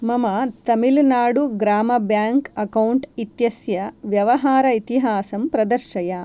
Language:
Sanskrit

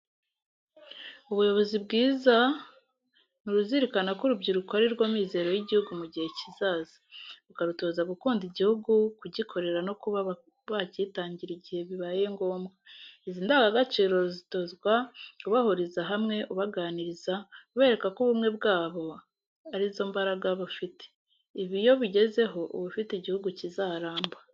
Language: Kinyarwanda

